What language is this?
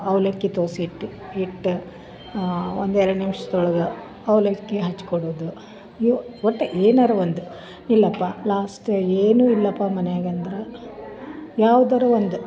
Kannada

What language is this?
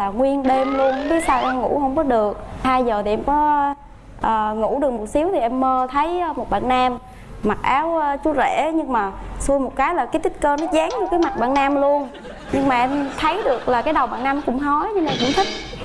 Vietnamese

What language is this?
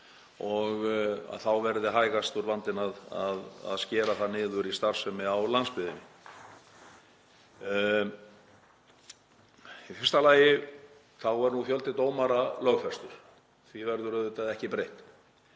Icelandic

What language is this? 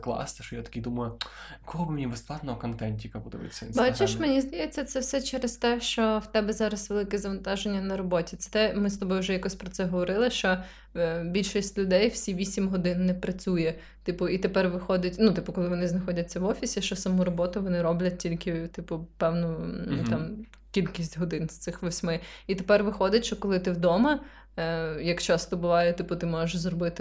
Ukrainian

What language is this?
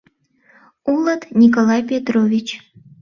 Mari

